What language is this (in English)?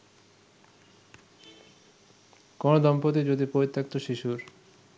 Bangla